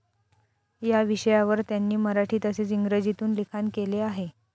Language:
Marathi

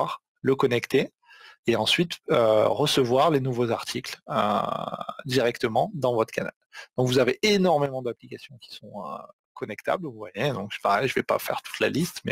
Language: French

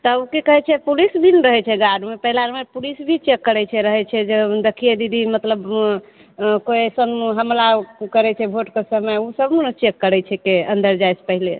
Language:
Maithili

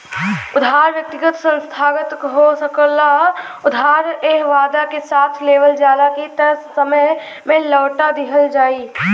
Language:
Bhojpuri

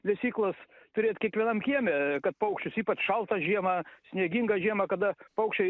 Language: Lithuanian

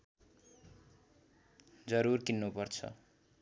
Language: Nepali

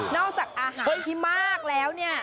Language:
Thai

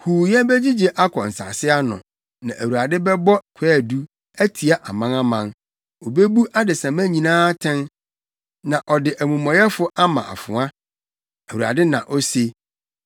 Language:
Akan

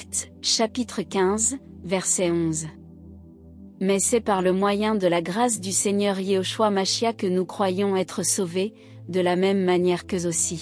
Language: French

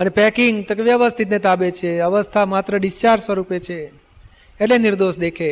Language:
Gujarati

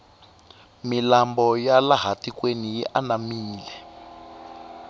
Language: Tsonga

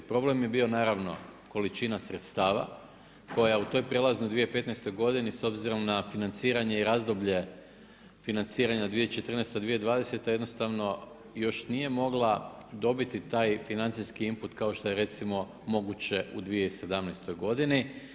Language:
Croatian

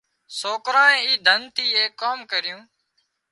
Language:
Wadiyara Koli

